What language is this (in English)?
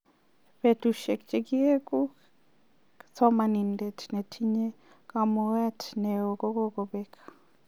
Kalenjin